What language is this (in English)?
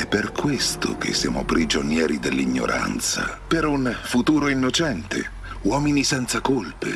Italian